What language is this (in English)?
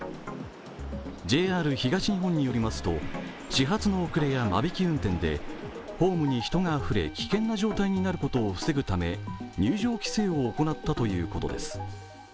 Japanese